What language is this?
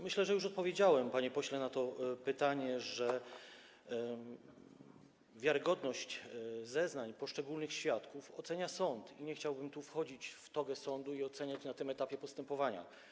Polish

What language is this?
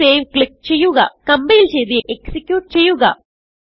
Malayalam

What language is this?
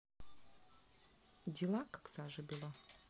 Russian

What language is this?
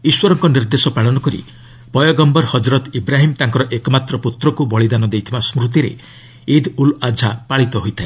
Odia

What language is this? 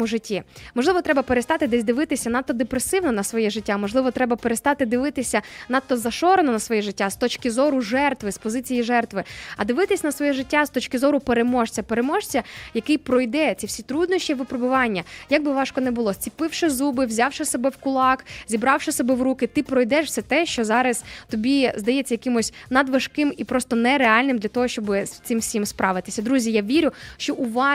Ukrainian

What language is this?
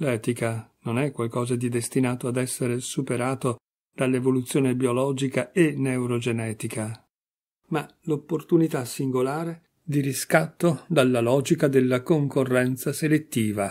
Italian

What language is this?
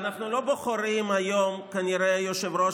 Hebrew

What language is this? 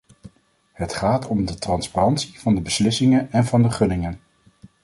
Dutch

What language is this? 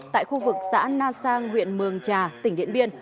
Vietnamese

